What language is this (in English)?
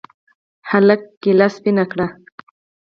Pashto